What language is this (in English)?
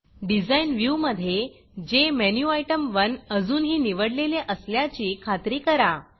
Marathi